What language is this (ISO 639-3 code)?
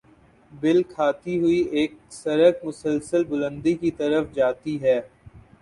urd